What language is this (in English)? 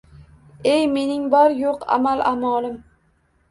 Uzbek